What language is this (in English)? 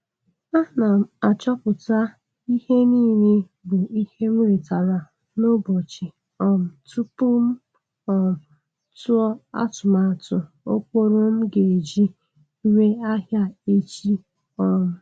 Igbo